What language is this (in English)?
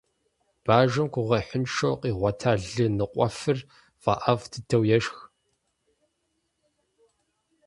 Kabardian